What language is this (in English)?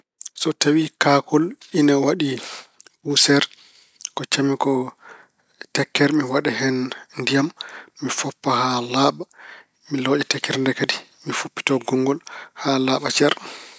Fula